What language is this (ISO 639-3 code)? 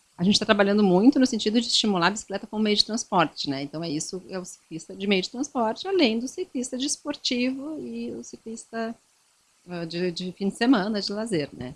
por